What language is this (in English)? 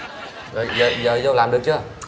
Vietnamese